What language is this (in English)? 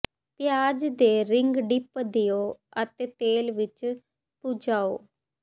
Punjabi